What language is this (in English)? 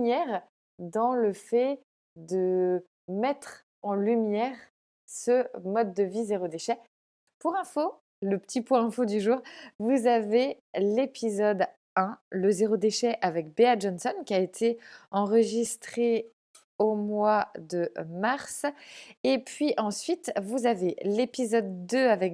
French